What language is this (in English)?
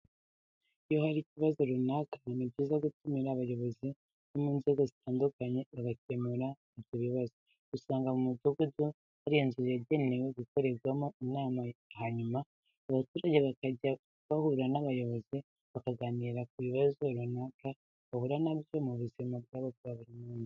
Kinyarwanda